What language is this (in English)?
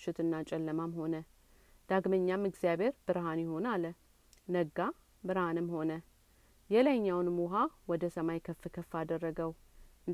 Amharic